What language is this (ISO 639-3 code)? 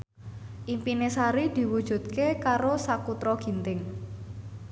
jav